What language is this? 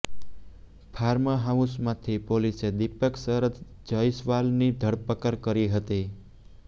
Gujarati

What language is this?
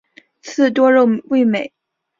Chinese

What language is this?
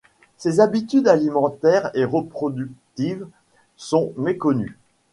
French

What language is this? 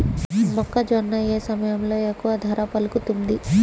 Telugu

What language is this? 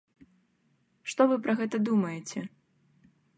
Belarusian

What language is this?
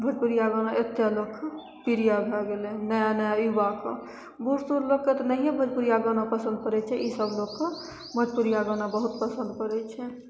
Maithili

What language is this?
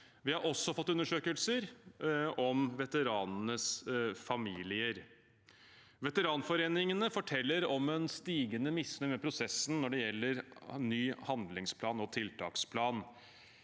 Norwegian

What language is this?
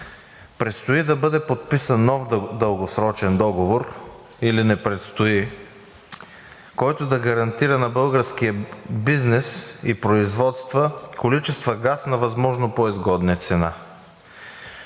Bulgarian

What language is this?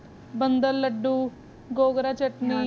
Punjabi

